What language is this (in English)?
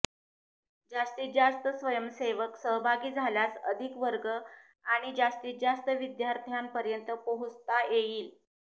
Marathi